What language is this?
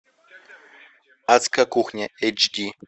Russian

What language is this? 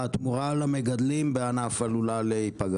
Hebrew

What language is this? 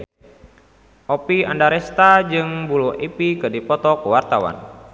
Sundanese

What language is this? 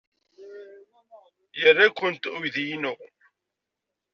Kabyle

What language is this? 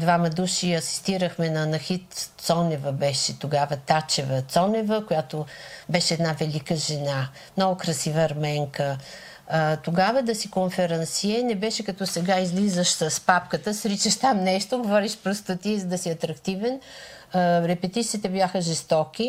Bulgarian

